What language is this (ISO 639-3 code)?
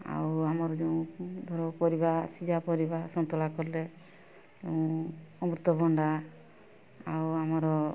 ori